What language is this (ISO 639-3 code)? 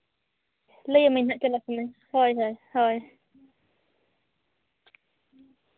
sat